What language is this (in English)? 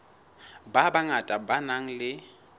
Southern Sotho